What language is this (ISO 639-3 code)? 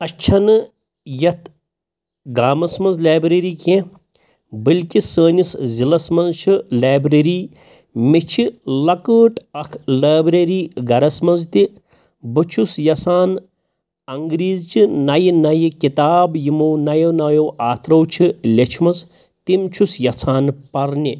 kas